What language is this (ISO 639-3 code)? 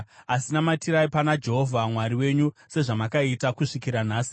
sna